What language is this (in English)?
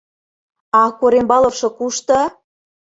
Mari